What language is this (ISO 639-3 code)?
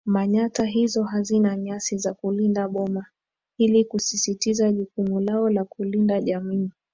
swa